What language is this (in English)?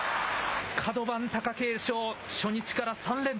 Japanese